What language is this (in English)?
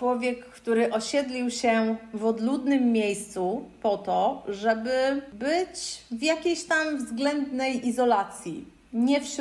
Polish